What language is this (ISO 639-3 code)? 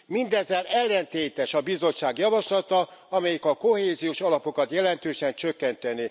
hun